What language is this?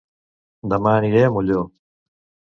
Catalan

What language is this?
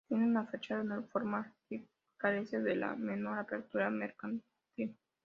Spanish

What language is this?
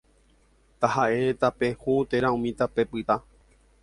Guarani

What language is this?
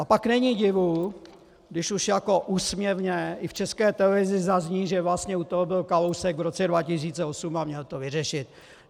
Czech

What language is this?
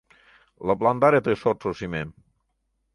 Mari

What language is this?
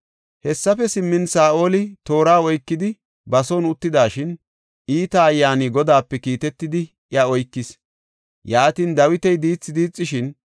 Gofa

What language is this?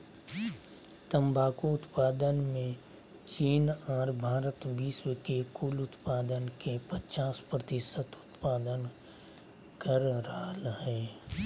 Magahi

